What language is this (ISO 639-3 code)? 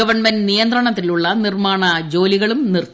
mal